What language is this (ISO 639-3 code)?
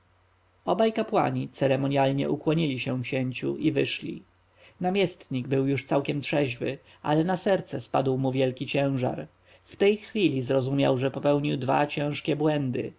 pol